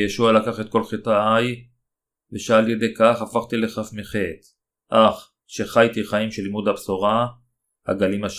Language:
Hebrew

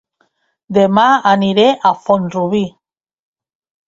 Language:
Catalan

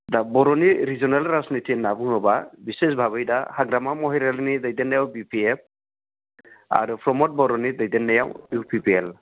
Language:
Bodo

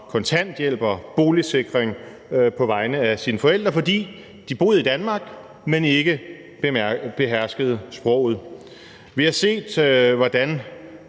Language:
Danish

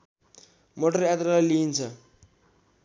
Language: Nepali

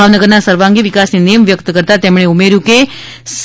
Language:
Gujarati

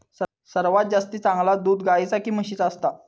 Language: Marathi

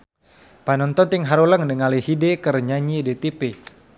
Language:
Sundanese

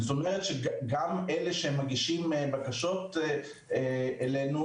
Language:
Hebrew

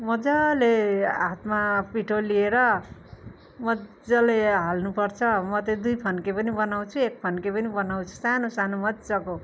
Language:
Nepali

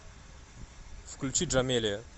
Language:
Russian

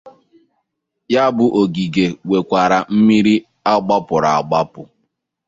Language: Igbo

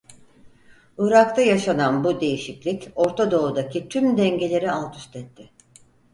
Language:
Turkish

